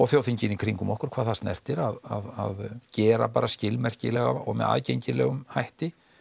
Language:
Icelandic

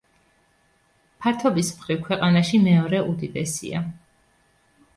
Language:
Georgian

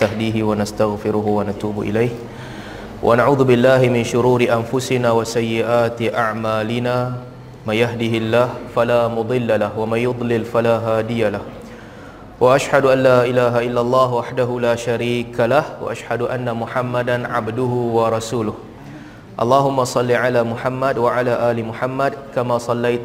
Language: Malay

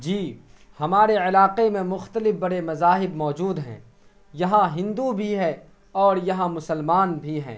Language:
Urdu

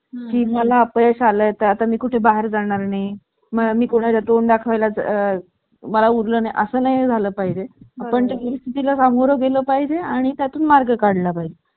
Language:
Marathi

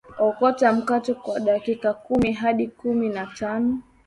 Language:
Swahili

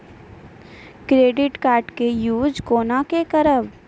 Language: Maithili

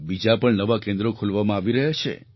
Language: Gujarati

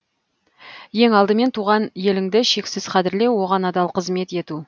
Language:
Kazakh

